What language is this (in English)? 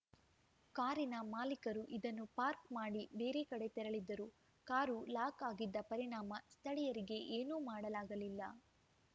Kannada